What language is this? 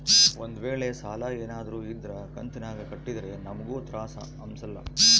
Kannada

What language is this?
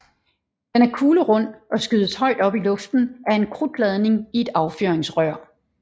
Danish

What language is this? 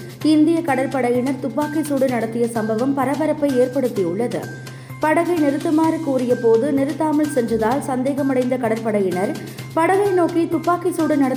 Tamil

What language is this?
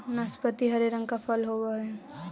Magahi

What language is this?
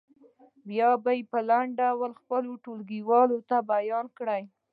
Pashto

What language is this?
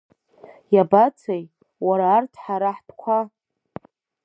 Abkhazian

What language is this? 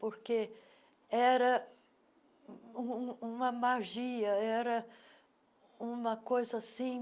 Portuguese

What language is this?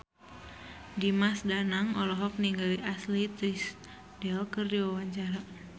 Sundanese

